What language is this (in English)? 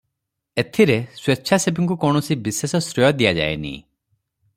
Odia